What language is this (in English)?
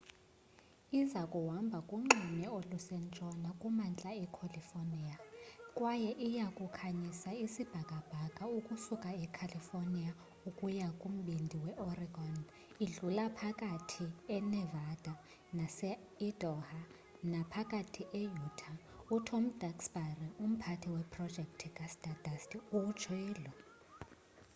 Xhosa